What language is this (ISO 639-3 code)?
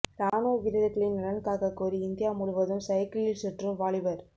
tam